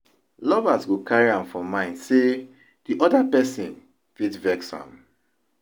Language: Nigerian Pidgin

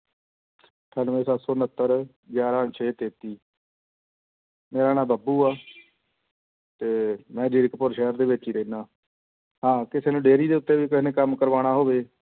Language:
Punjabi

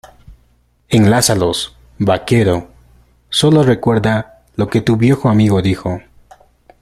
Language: Spanish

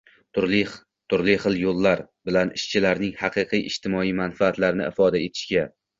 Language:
Uzbek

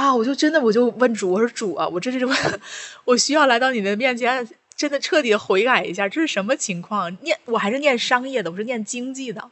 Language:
Chinese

